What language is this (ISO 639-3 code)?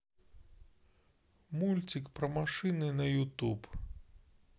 rus